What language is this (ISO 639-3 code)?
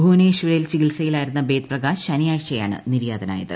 mal